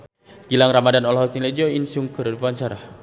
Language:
Sundanese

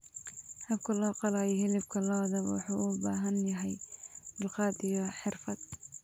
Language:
Somali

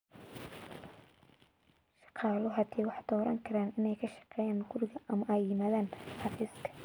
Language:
Somali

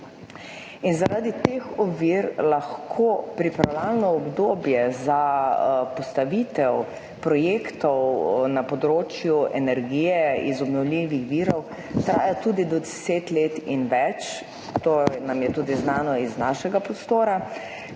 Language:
Slovenian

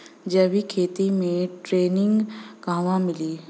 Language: Bhojpuri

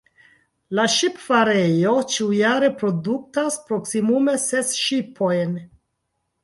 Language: Esperanto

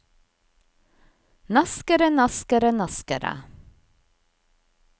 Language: Norwegian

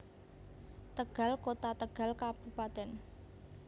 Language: Javanese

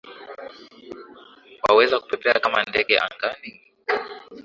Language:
Swahili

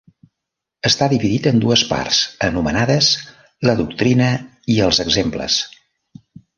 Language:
Catalan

